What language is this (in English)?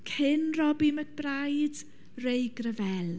Welsh